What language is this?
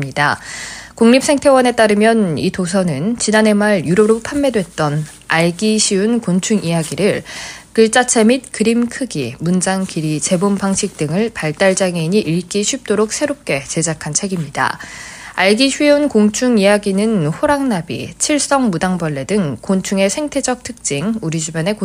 Korean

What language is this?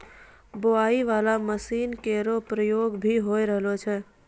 Maithili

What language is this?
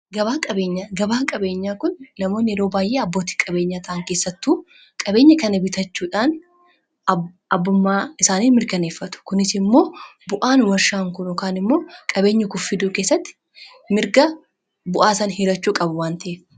Oromo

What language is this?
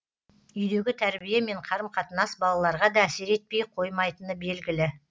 Kazakh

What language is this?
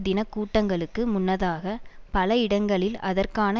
Tamil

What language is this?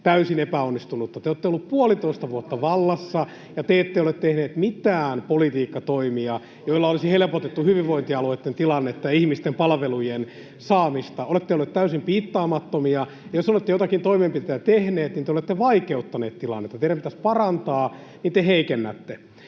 Finnish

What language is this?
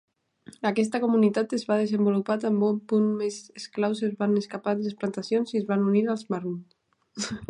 Catalan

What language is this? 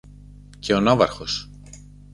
Greek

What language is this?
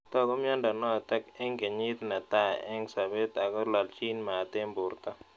Kalenjin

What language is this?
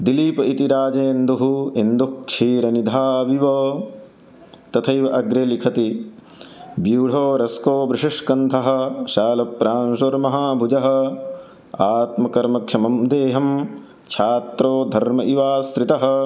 Sanskrit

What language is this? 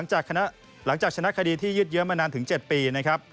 Thai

